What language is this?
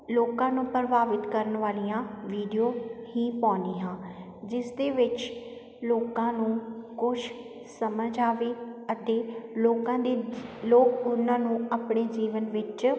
Punjabi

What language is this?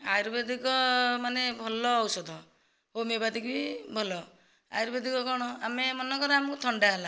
Odia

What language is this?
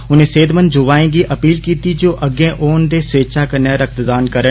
Dogri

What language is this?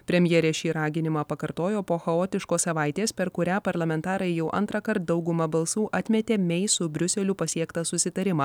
Lithuanian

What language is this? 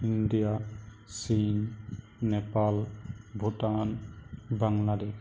Assamese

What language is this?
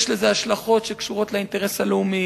Hebrew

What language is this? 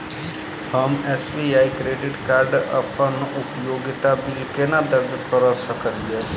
Maithili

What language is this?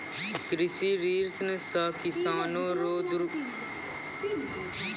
Maithili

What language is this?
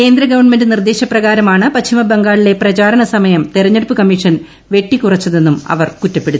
Malayalam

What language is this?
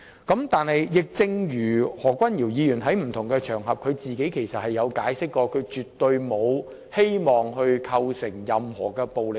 Cantonese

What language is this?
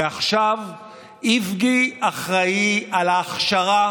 Hebrew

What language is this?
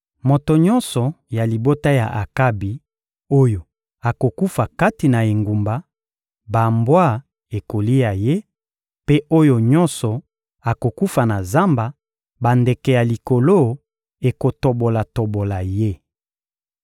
Lingala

